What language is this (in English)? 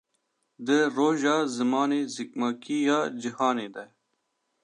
Kurdish